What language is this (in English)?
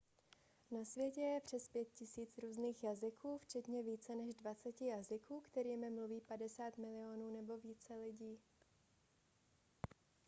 Czech